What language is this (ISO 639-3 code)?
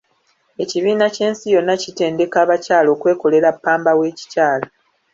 lug